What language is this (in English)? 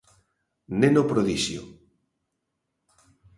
Galician